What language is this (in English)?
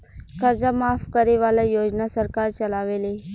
Bhojpuri